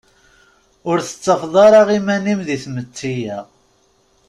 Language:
Kabyle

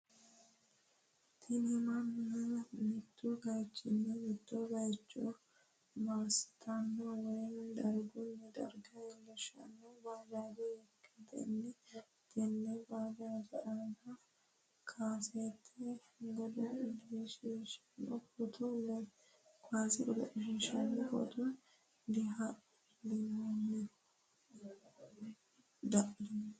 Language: Sidamo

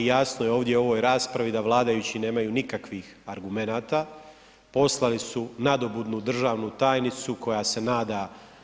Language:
Croatian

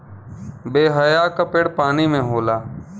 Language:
Bhojpuri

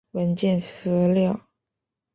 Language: Chinese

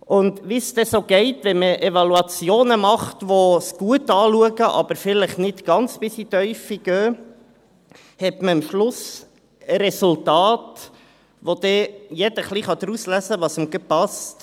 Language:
Swiss German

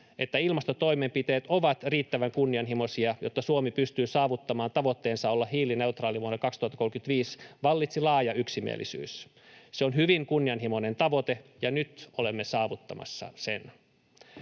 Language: Finnish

